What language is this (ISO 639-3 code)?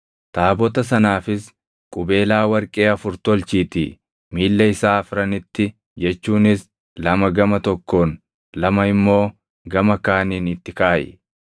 orm